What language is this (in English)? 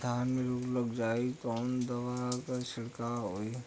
Bhojpuri